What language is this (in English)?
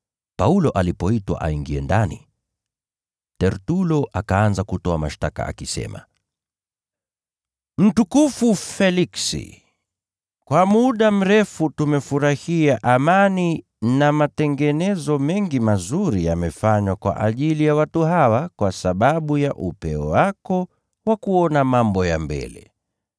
Swahili